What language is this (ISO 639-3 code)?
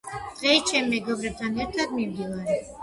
kat